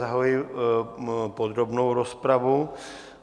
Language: Czech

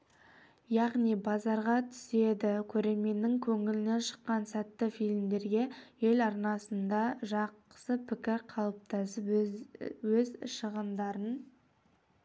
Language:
Kazakh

